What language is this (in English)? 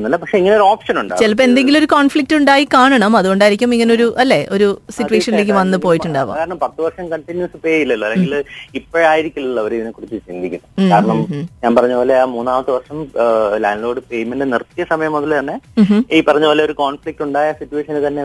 Malayalam